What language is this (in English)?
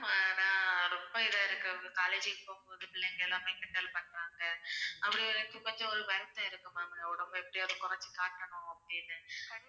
Tamil